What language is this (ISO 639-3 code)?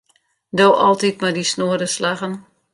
fry